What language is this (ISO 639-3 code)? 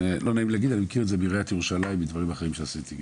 heb